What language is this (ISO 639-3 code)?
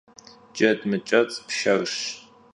kbd